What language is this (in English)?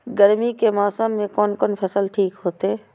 Maithili